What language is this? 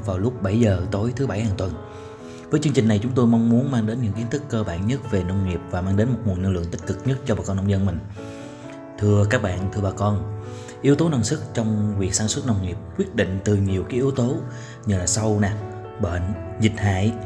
Vietnamese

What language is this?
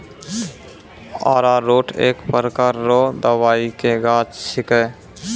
Maithili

